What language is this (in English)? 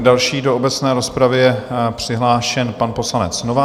Czech